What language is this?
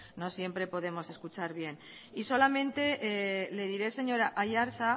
Spanish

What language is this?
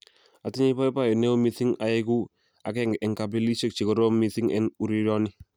Kalenjin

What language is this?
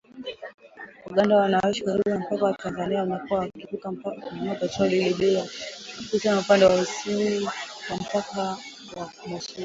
Swahili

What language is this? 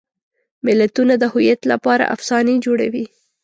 Pashto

